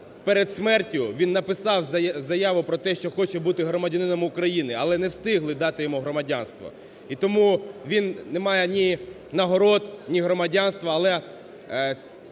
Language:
Ukrainian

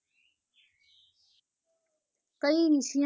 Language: Punjabi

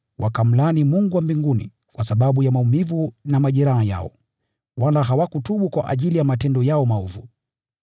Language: Swahili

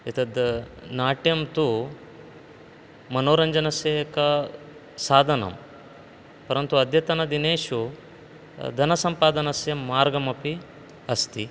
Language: Sanskrit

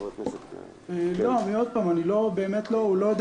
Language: Hebrew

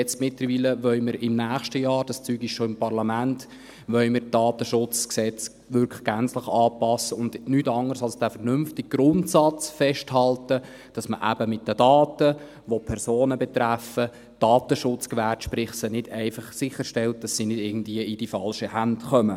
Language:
Swiss German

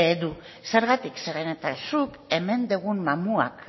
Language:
Basque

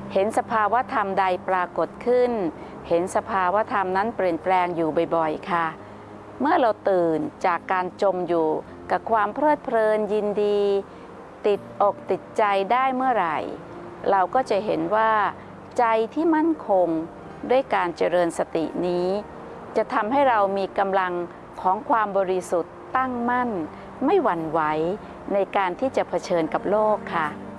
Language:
Thai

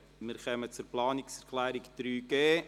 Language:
Swiss German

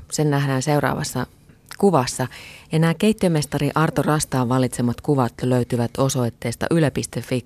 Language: Finnish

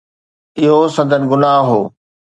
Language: Sindhi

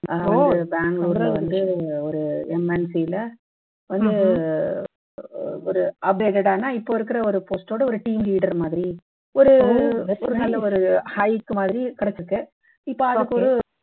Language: Tamil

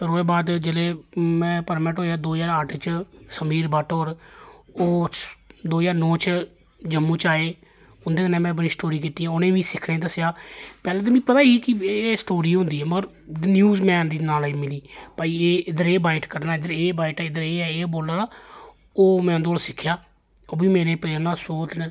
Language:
Dogri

